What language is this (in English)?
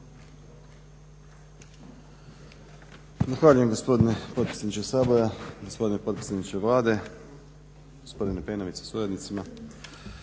Croatian